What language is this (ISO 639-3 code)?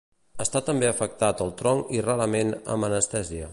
cat